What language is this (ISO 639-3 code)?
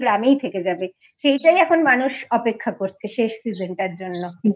ben